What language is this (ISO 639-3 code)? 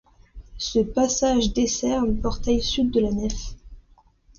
fra